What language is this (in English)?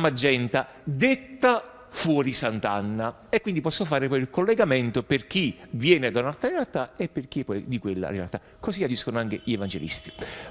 Italian